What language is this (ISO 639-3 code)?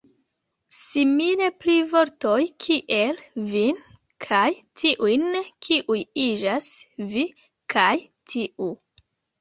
epo